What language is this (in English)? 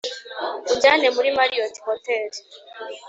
Kinyarwanda